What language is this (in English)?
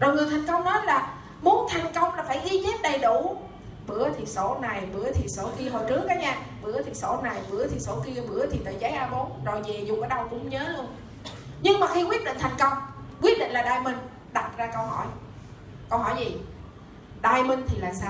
Vietnamese